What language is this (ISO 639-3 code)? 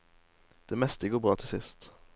nor